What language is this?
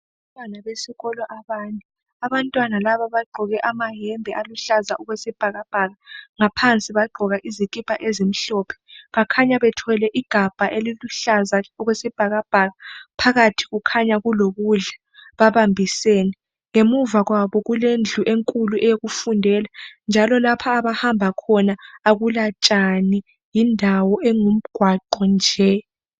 North Ndebele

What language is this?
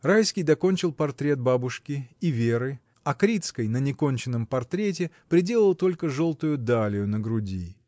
Russian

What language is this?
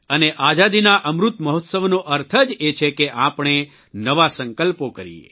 Gujarati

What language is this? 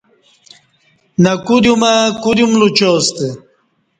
Kati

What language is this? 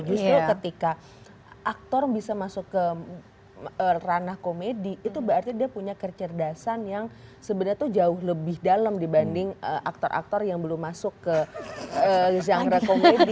Indonesian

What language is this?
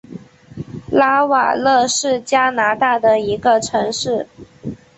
Chinese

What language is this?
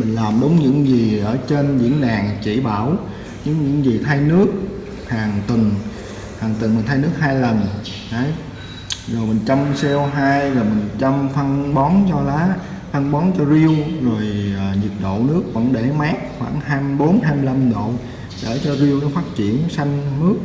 Vietnamese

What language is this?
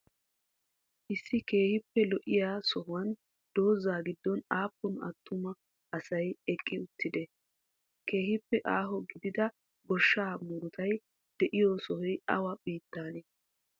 Wolaytta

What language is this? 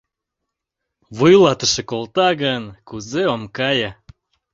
Mari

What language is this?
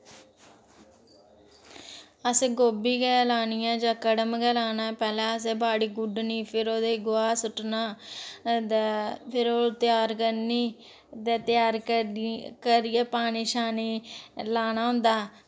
Dogri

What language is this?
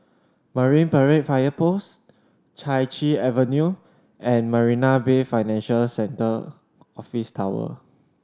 English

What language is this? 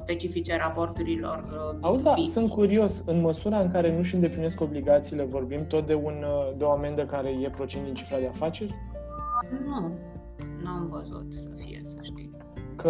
Romanian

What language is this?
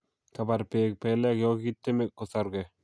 Kalenjin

